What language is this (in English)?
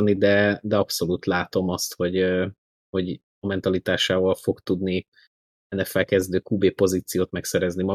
Hungarian